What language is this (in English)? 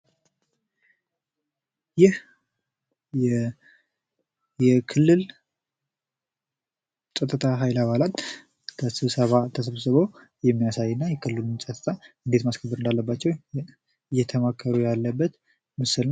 Amharic